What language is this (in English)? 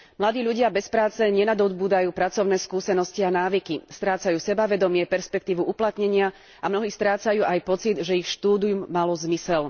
Slovak